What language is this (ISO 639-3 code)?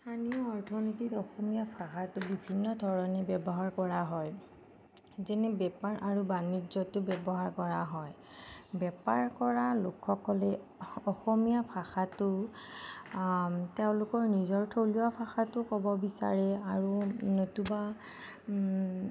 asm